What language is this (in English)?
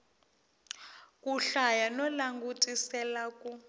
Tsonga